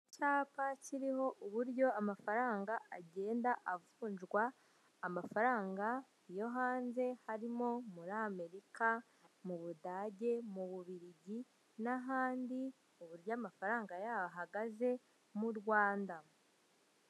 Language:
Kinyarwanda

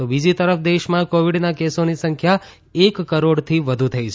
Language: Gujarati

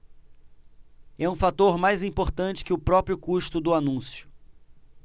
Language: Portuguese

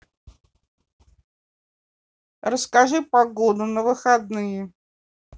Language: Russian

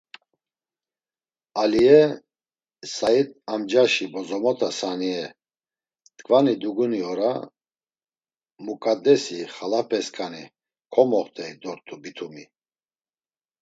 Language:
Laz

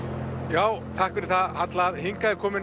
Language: Icelandic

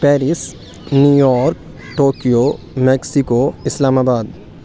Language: Urdu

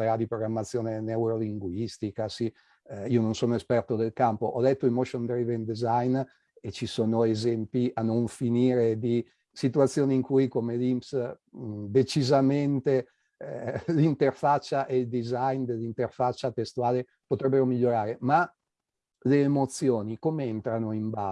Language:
Italian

